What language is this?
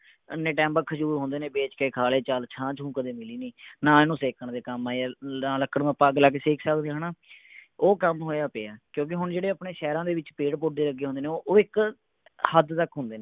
Punjabi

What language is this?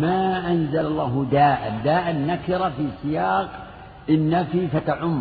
Arabic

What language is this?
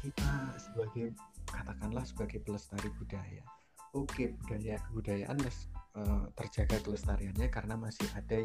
Indonesian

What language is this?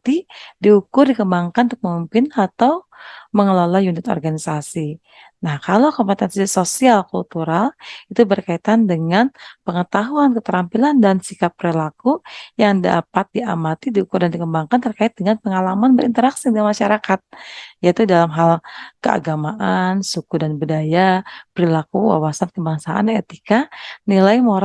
Indonesian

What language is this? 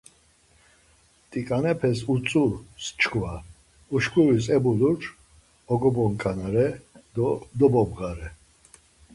Laz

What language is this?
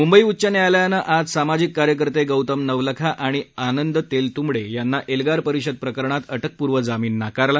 Marathi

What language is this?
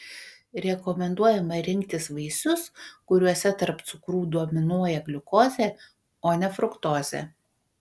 Lithuanian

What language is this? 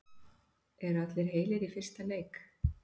Icelandic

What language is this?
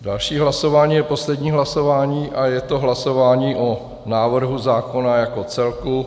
Czech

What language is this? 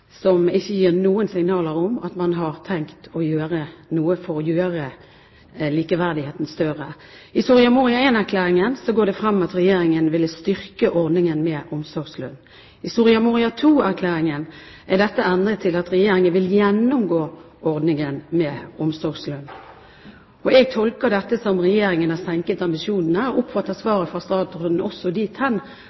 Norwegian Bokmål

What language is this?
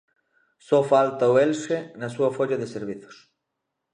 Galician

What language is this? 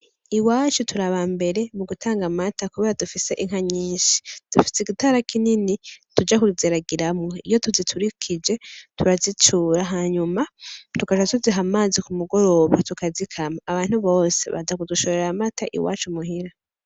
Rundi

